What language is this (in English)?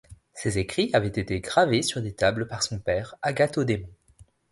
French